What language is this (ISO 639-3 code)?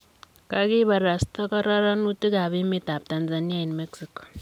kln